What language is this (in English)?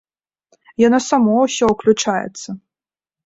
Belarusian